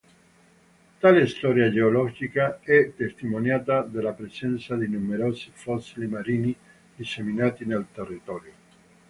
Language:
Italian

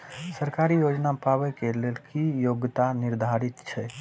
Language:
Maithili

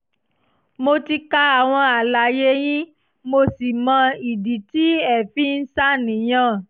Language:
Yoruba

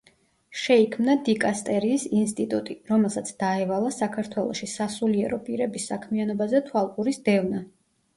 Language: Georgian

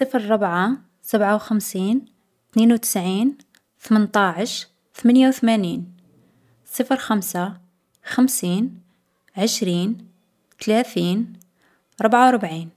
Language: Algerian Arabic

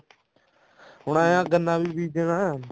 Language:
Punjabi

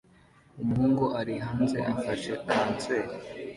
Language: Kinyarwanda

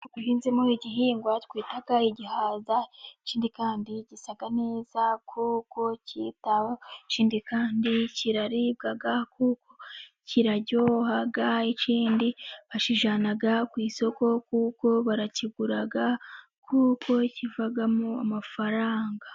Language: Kinyarwanda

